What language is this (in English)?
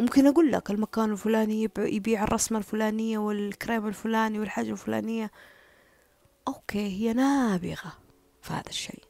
Arabic